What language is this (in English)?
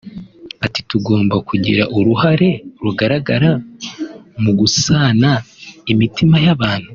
Kinyarwanda